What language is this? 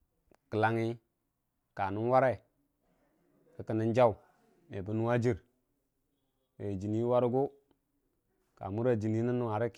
Dijim-Bwilim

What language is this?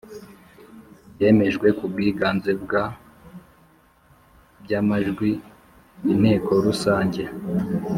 Kinyarwanda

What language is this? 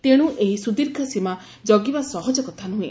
Odia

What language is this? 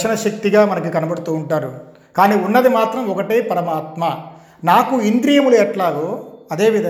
Telugu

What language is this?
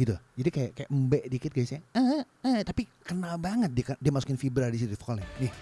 Indonesian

